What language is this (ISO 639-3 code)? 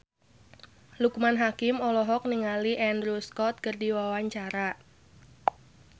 sun